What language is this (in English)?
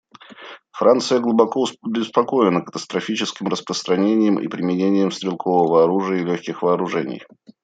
Russian